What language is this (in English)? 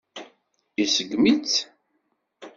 Kabyle